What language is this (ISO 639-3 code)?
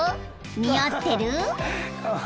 jpn